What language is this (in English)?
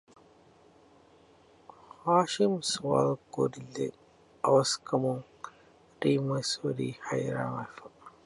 Divehi